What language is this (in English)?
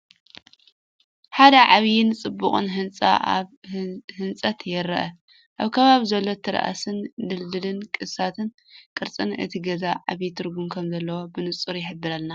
Tigrinya